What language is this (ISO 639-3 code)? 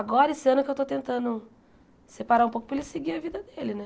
por